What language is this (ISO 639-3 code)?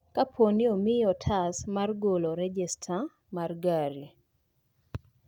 luo